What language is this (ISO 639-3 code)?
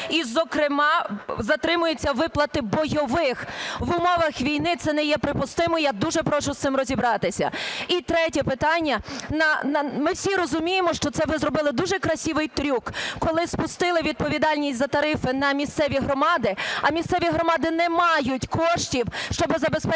ukr